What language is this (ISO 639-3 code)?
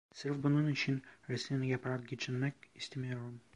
tur